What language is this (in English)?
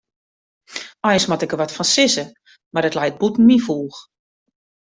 Western Frisian